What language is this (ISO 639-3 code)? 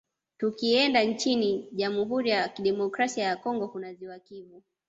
swa